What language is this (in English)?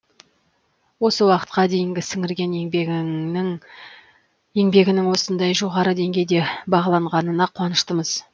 Kazakh